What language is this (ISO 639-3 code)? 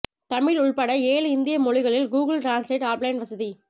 tam